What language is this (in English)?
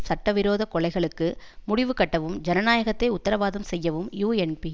Tamil